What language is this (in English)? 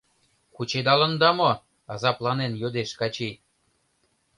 Mari